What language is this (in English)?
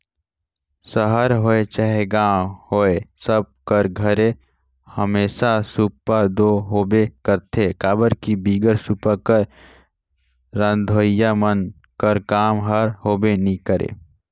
Chhattisgarhi